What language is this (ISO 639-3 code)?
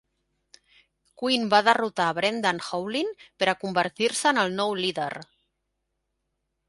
cat